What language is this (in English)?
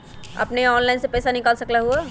Magahi